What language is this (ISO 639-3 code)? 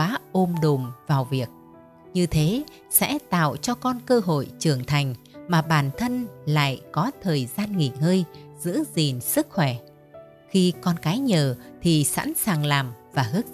vie